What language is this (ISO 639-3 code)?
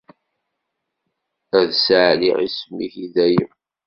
kab